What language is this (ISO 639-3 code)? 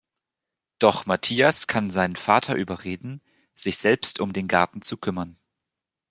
deu